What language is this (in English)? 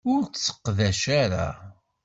Kabyle